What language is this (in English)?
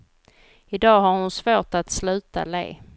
Swedish